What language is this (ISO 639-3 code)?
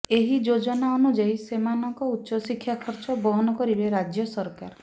ori